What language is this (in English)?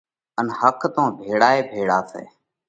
Parkari Koli